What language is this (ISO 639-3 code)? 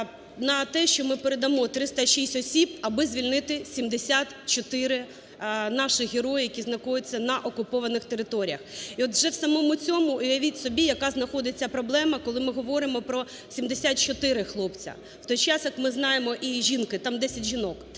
ukr